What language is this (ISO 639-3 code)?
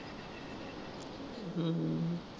pan